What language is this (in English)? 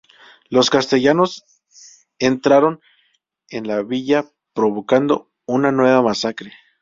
Spanish